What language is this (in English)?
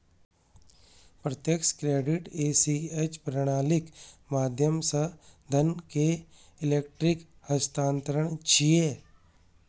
Maithili